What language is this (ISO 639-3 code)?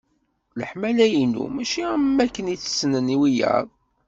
kab